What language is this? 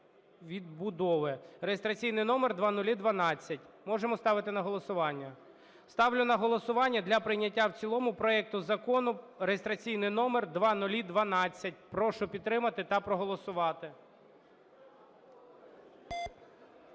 Ukrainian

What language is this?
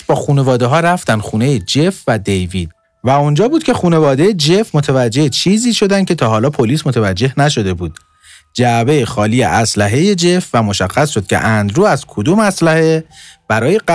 Persian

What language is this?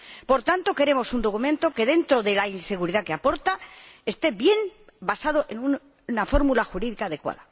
Spanish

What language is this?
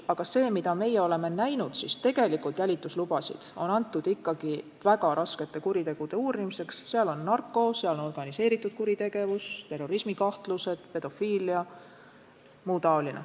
Estonian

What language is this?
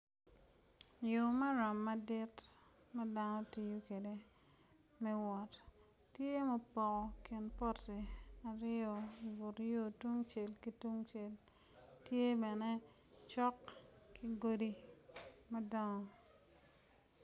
Acoli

